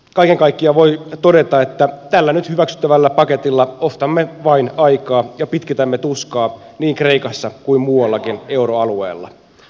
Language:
Finnish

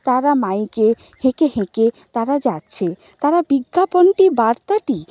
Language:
Bangla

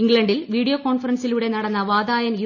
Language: Malayalam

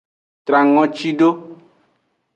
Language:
Aja (Benin)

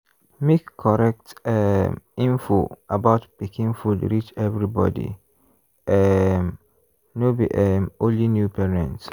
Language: Nigerian Pidgin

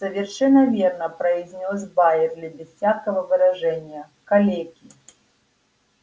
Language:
Russian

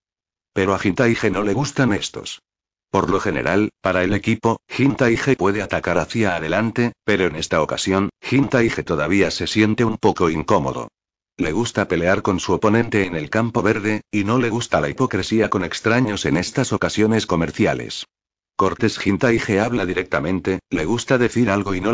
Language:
Spanish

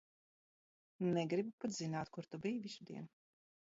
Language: Latvian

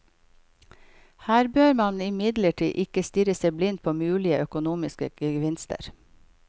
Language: Norwegian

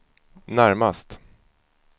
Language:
Swedish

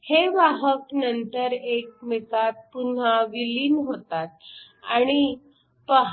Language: Marathi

